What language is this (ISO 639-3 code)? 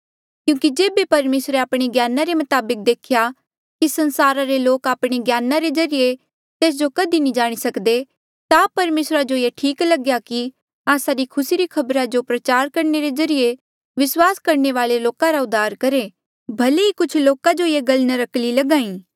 mjl